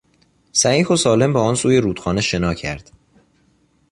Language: Persian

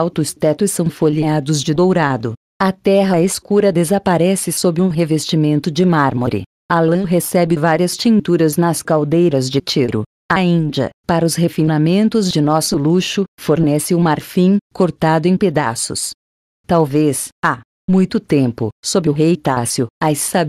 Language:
Portuguese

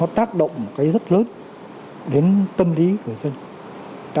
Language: Vietnamese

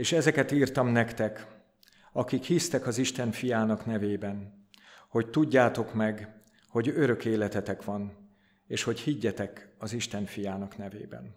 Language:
Hungarian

